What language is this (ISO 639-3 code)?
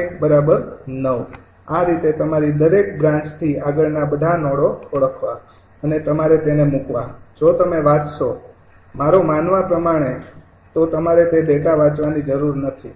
guj